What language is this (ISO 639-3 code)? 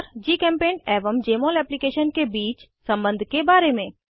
hin